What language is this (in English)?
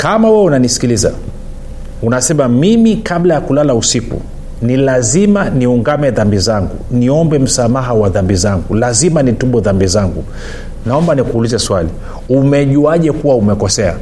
Swahili